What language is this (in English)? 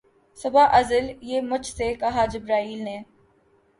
Urdu